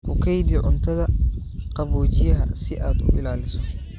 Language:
Somali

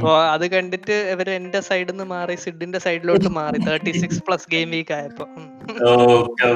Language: Malayalam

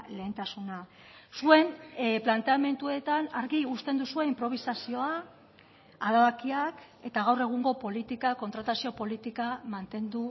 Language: Basque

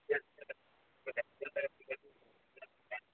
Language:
Urdu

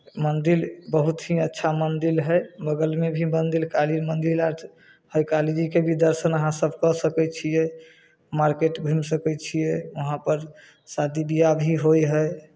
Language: Maithili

